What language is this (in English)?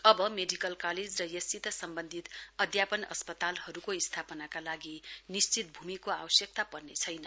Nepali